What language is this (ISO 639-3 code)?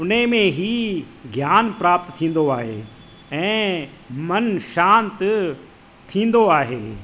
snd